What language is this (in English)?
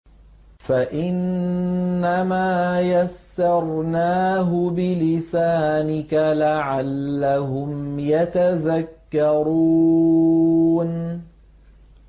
Arabic